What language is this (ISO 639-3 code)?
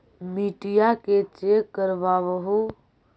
mag